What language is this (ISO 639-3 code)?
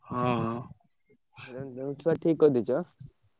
ori